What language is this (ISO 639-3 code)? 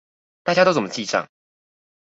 zho